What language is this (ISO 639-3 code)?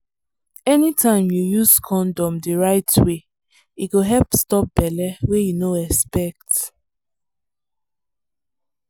pcm